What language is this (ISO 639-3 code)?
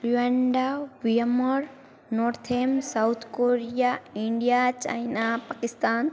guj